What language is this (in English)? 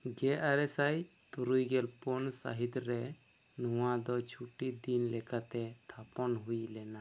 Santali